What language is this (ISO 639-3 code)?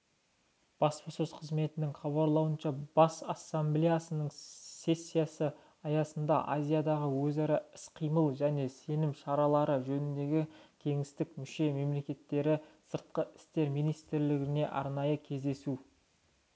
kaz